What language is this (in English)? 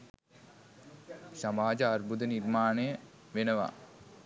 Sinhala